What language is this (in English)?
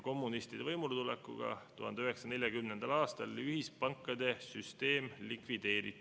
Estonian